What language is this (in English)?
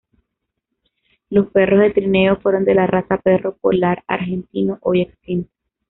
Spanish